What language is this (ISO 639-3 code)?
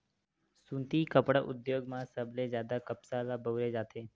hne